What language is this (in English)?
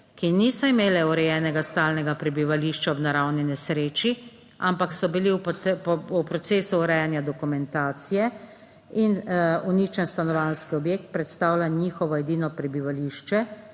Slovenian